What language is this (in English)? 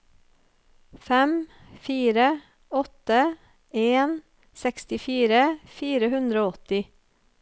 Norwegian